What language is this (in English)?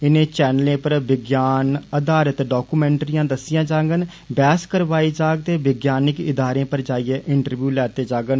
Dogri